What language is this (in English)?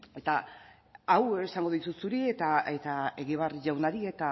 Basque